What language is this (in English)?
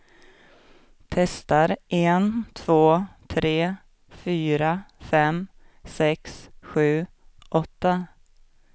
Swedish